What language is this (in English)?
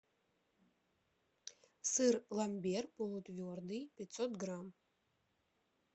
Russian